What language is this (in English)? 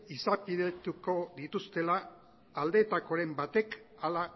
Basque